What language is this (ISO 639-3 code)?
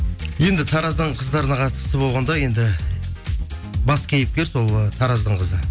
kaz